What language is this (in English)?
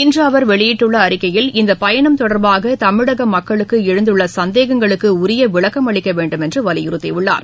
Tamil